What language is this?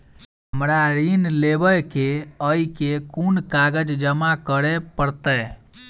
Maithili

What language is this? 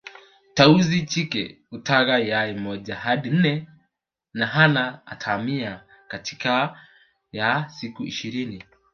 Swahili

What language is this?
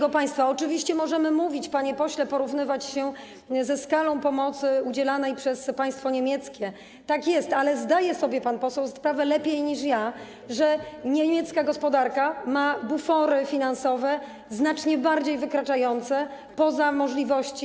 Polish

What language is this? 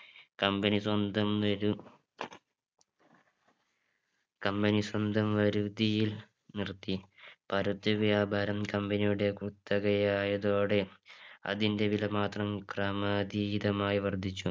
Malayalam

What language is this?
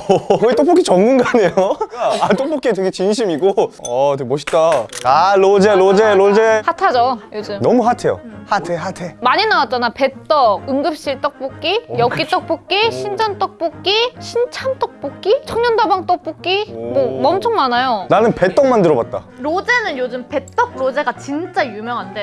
Korean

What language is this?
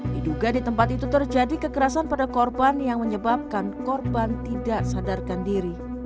Indonesian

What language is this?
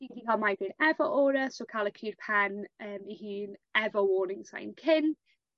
Welsh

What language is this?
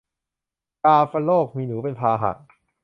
Thai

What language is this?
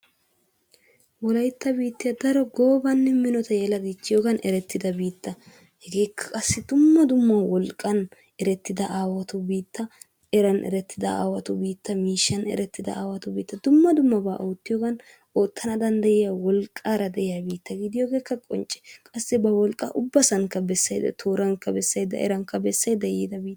Wolaytta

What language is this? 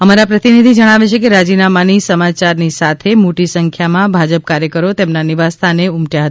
Gujarati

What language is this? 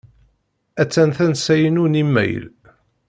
Kabyle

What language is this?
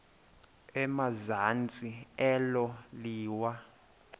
Xhosa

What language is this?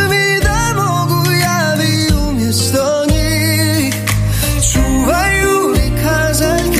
Croatian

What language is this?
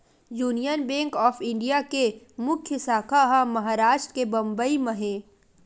Chhattisgarhi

